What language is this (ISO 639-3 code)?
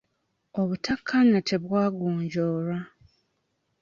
lug